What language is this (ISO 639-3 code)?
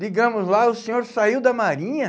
por